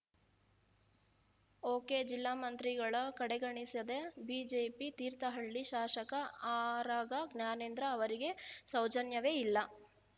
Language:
Kannada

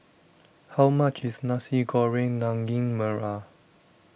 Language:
English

